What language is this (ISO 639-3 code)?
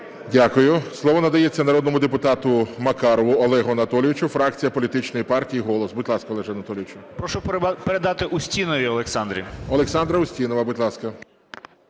ukr